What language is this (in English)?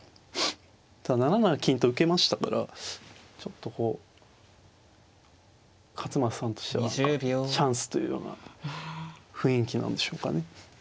Japanese